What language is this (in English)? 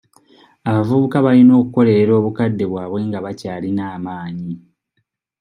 Ganda